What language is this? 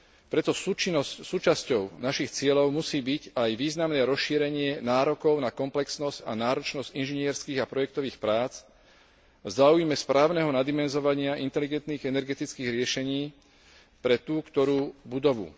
Slovak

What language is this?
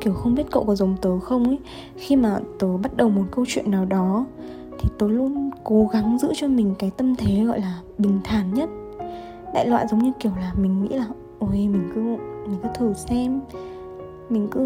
Vietnamese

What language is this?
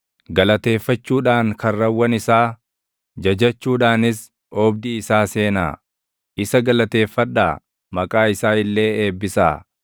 Oromo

